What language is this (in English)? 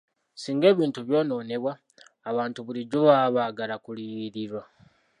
Ganda